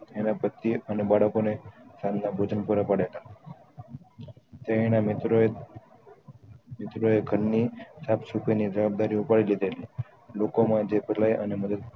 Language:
Gujarati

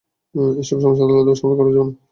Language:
Bangla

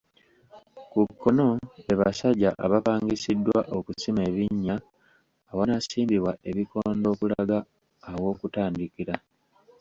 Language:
Ganda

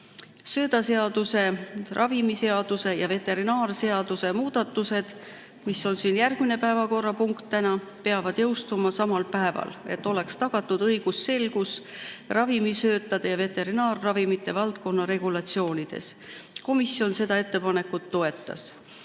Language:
Estonian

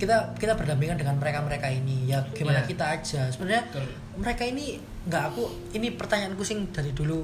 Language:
Indonesian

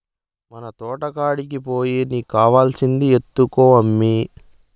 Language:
Telugu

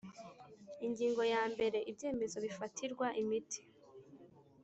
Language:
Kinyarwanda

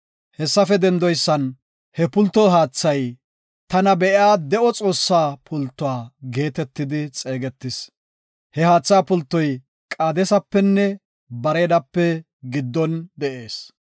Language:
Gofa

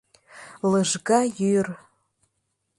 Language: Mari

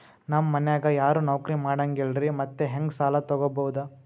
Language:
Kannada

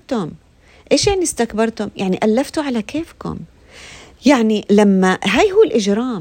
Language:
Arabic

